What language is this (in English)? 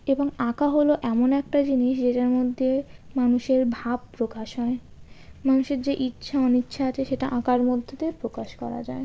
Bangla